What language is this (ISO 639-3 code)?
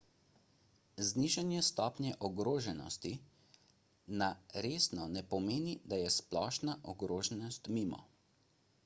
slv